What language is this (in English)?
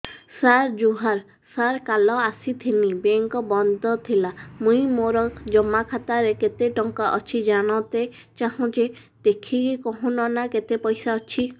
Odia